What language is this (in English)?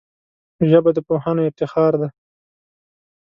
Pashto